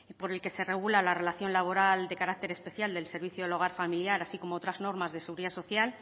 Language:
Spanish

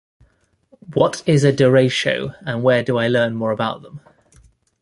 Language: English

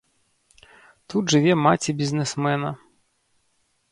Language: Belarusian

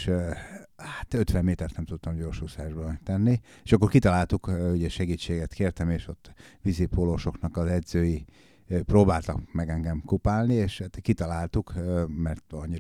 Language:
Hungarian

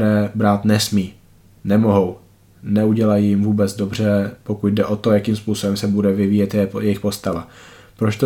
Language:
Czech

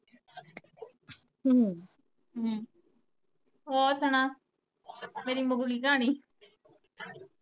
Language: Punjabi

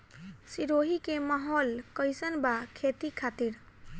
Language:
Bhojpuri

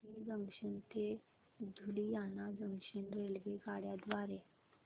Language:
Marathi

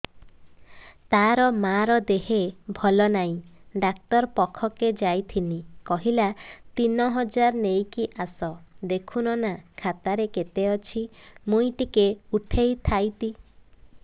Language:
Odia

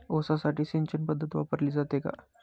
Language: Marathi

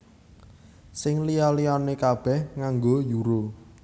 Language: Javanese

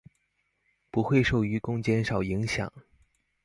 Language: Chinese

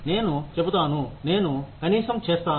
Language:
Telugu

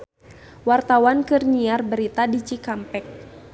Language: Sundanese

